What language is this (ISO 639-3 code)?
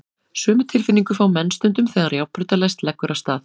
isl